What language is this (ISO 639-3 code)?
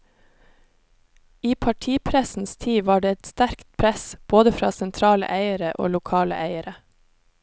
nor